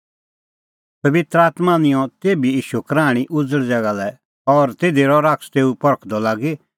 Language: Kullu Pahari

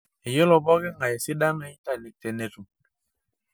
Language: Masai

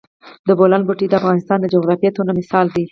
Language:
Pashto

